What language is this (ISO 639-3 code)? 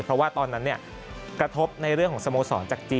tha